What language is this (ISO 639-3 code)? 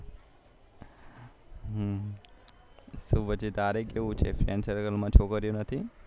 guj